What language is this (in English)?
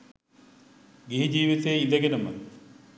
Sinhala